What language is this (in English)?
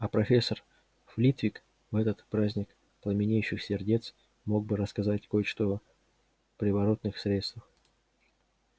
Russian